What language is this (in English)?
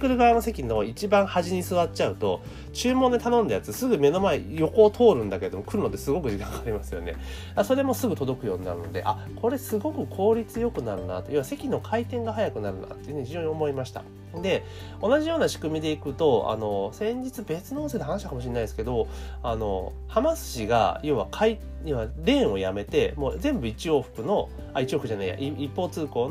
Japanese